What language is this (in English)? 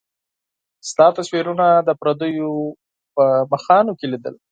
Pashto